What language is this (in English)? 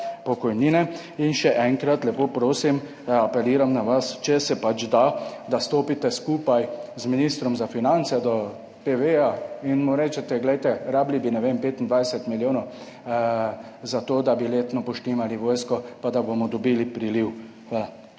Slovenian